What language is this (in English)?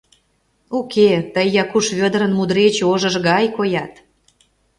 Mari